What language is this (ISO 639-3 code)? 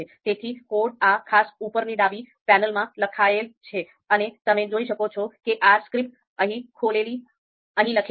guj